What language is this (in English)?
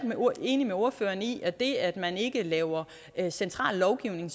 Danish